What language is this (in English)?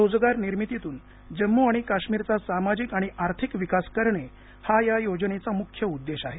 Marathi